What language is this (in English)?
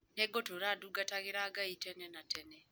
Kikuyu